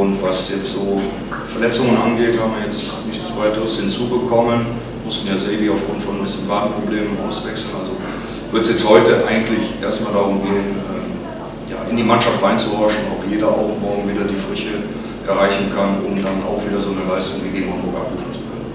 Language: German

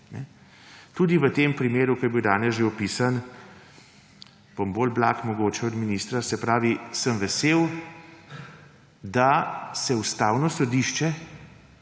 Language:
Slovenian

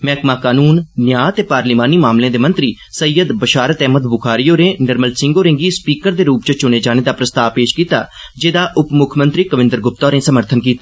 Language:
Dogri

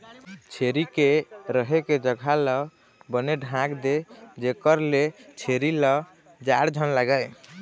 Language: Chhattisgarhi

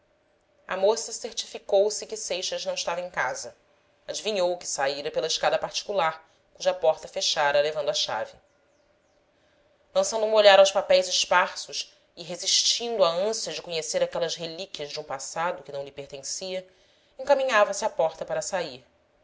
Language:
Portuguese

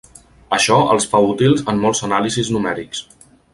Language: Catalan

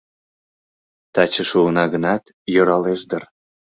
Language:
Mari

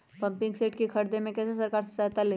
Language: Magahi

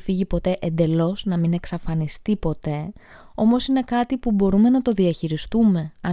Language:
Greek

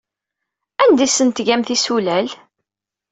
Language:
Kabyle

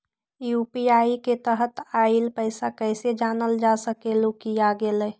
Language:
Magahi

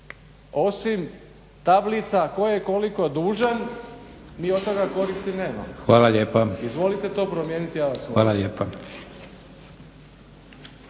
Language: Croatian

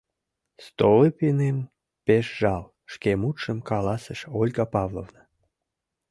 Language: Mari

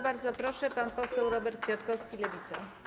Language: Polish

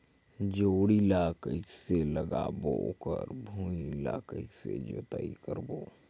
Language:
Chhattisgarhi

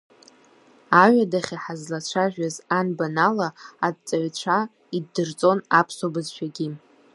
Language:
Abkhazian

